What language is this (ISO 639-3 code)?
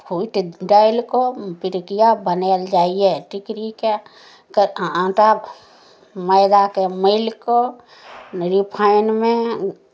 mai